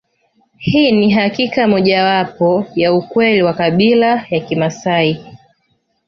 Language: Swahili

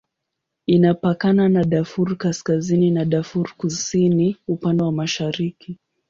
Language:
Swahili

